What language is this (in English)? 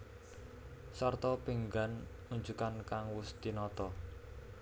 Javanese